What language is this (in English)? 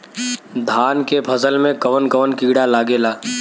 Bhojpuri